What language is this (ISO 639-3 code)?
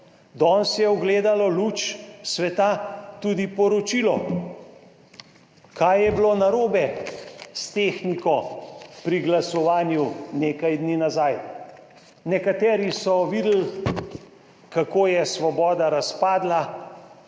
slv